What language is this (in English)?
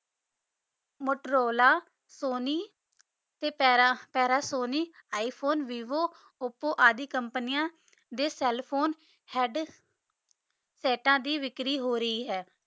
Punjabi